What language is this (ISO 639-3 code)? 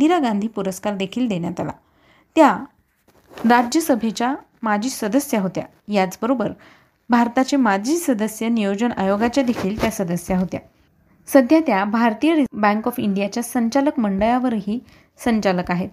mar